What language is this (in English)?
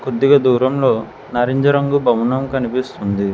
Telugu